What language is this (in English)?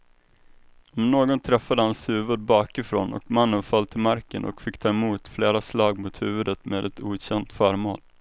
Swedish